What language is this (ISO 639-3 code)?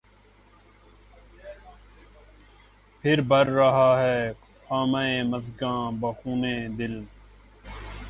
urd